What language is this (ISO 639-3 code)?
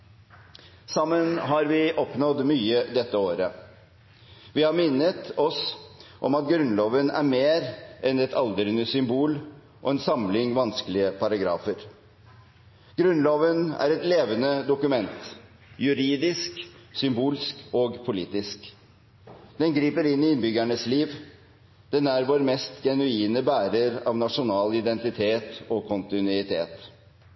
nob